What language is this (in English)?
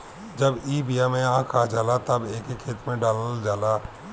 Bhojpuri